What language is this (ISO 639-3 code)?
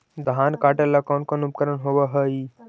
mag